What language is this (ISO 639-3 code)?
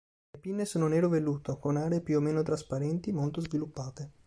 ita